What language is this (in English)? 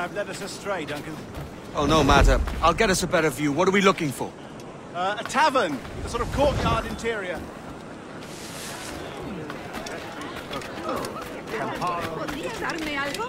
English